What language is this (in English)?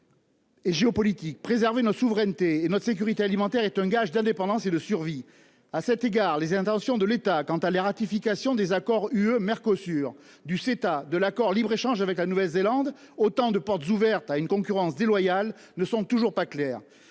French